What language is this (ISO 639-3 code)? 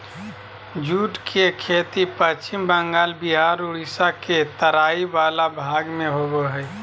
mag